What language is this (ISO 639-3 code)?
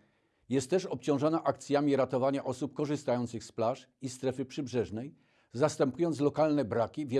pol